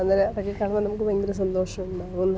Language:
Malayalam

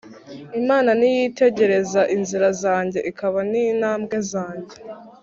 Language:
Kinyarwanda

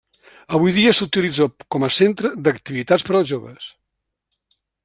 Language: Catalan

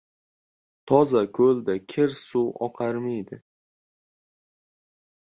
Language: Uzbek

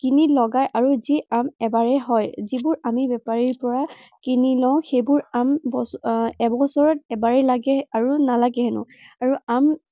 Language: Assamese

